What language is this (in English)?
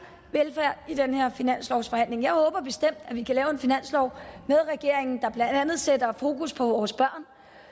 Danish